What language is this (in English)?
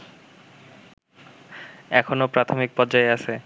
Bangla